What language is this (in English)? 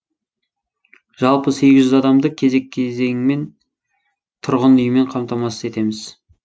Kazakh